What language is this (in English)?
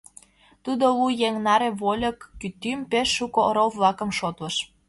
Mari